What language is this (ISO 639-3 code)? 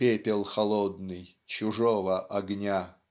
rus